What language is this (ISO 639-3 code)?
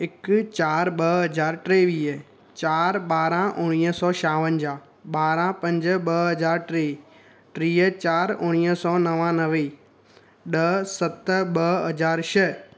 snd